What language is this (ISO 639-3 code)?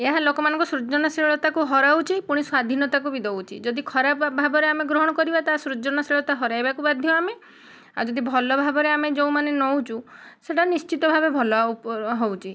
ori